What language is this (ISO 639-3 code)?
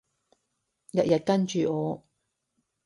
yue